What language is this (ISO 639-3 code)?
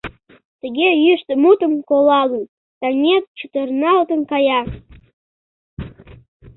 chm